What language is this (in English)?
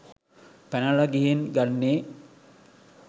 Sinhala